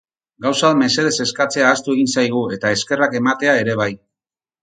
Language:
Basque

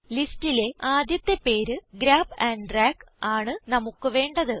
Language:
Malayalam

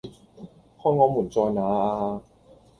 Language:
Cantonese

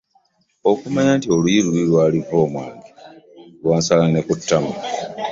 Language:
Ganda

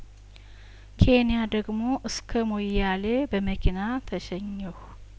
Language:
Amharic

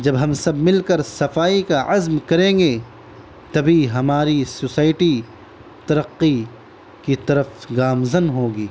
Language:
Urdu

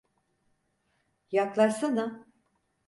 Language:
Turkish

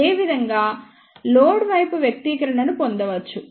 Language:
Telugu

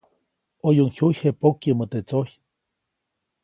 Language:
Copainalá Zoque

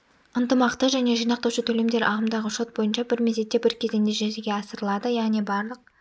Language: Kazakh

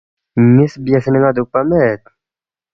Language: Balti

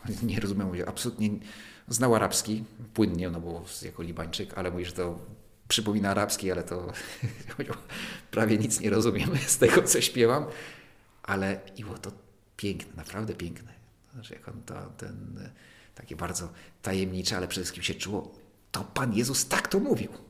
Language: Polish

